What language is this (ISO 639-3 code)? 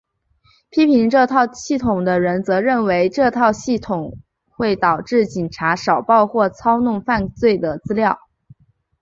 zho